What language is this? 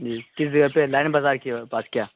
Urdu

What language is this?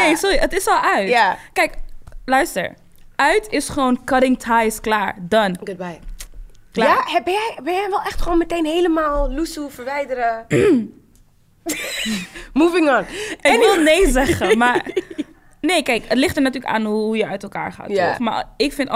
Dutch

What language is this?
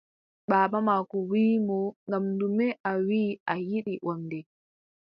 Adamawa Fulfulde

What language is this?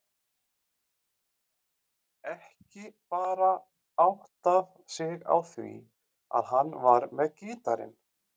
Icelandic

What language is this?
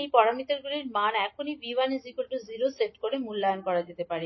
Bangla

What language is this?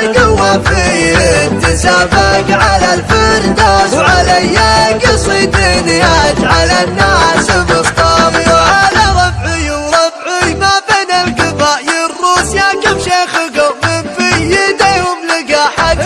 Arabic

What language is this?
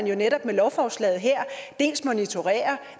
Danish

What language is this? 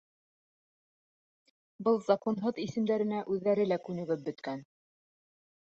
Bashkir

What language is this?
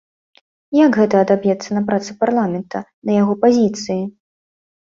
Belarusian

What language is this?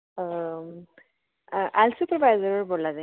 Dogri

